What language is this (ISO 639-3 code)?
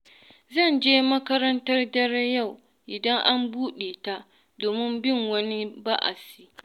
hau